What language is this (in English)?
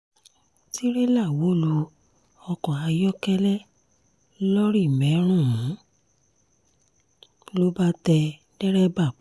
Yoruba